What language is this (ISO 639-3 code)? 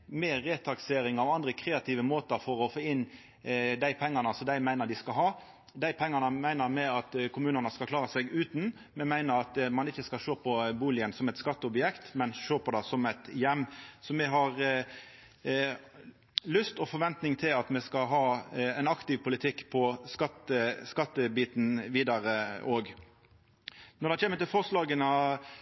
nno